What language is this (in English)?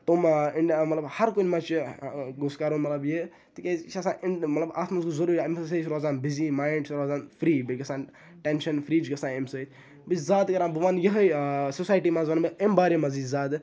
Kashmiri